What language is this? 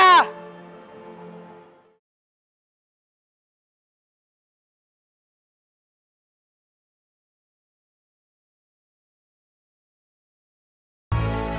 Indonesian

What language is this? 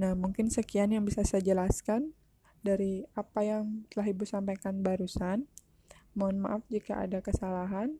Indonesian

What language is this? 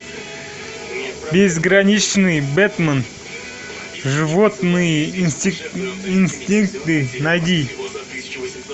Russian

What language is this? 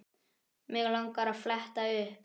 Icelandic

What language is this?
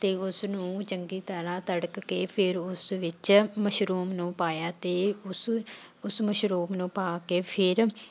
Punjabi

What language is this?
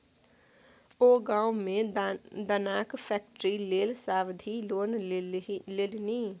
Maithili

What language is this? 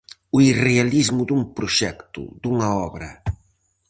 Galician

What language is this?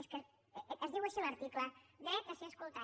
Catalan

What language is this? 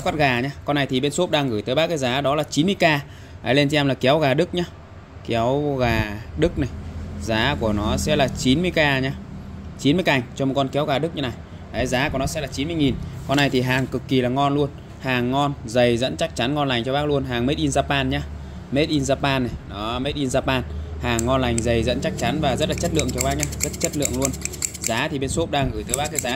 Vietnamese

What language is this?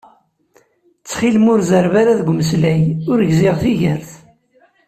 Kabyle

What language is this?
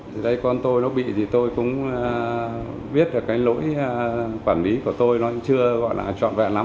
Vietnamese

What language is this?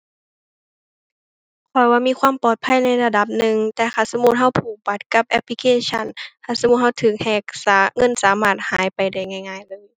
Thai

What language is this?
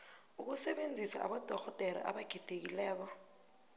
South Ndebele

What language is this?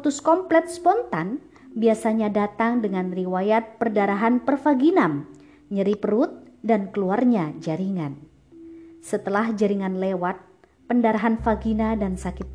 Indonesian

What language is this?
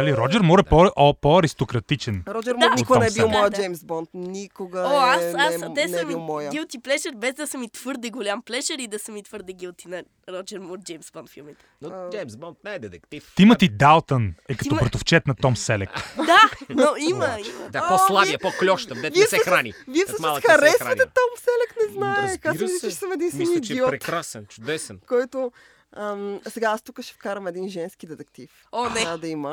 Bulgarian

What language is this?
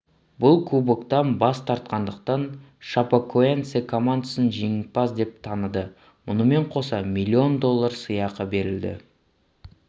Kazakh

